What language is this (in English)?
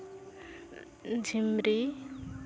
Santali